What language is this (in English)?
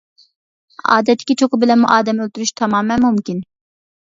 Uyghur